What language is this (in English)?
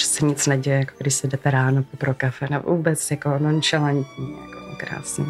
Czech